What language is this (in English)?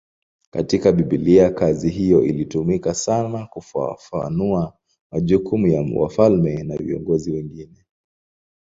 Swahili